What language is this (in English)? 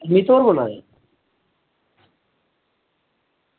Dogri